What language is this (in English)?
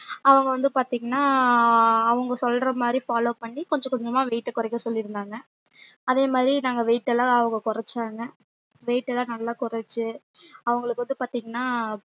Tamil